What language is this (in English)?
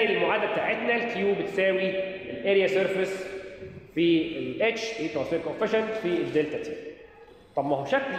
Arabic